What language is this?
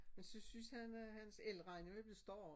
Danish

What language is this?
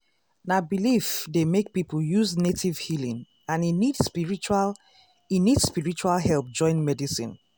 Nigerian Pidgin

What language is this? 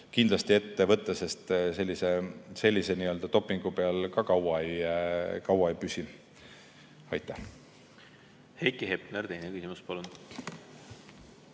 Estonian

